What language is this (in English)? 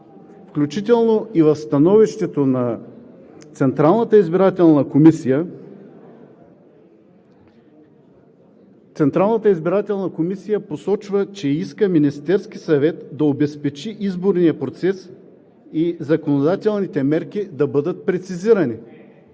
Bulgarian